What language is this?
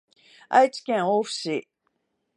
Japanese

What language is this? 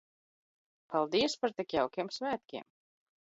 Latvian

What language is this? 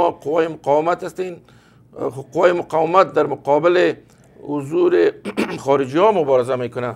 Persian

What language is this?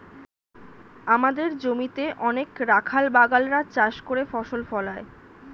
Bangla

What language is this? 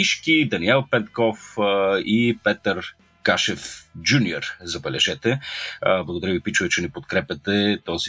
Bulgarian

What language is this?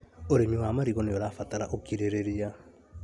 Kikuyu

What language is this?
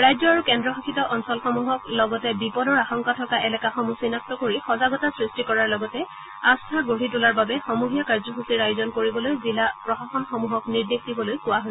Assamese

